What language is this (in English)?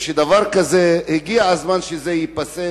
Hebrew